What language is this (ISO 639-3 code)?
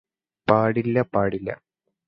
mal